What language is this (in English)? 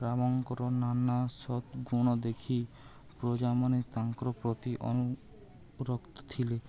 Odia